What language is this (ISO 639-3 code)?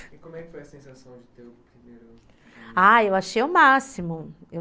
por